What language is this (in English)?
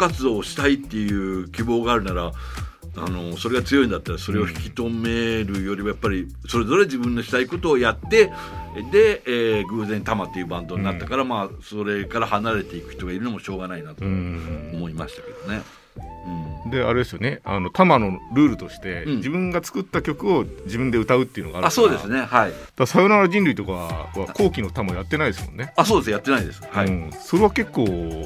Japanese